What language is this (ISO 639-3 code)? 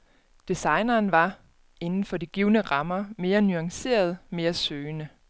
dan